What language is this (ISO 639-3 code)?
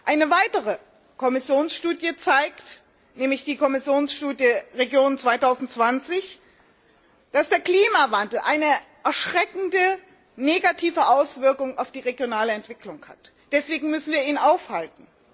deu